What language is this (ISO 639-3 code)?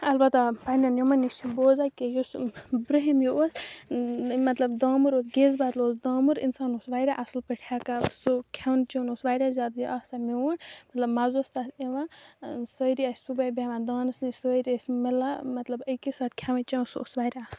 kas